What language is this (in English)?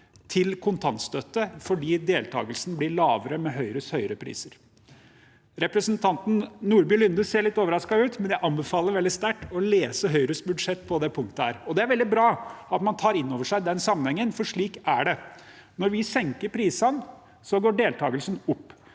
Norwegian